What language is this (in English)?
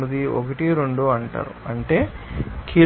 Telugu